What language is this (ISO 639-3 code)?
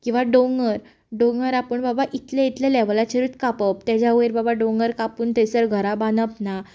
kok